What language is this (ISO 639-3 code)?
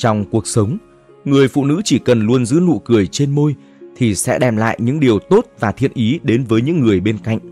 vie